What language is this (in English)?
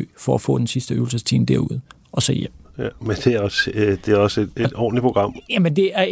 Danish